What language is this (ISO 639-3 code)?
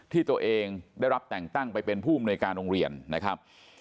tha